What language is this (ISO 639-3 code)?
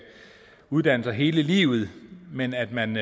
dan